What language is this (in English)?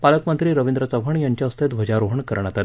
Marathi